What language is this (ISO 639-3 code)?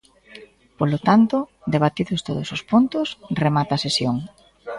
glg